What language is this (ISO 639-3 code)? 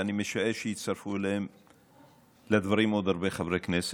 heb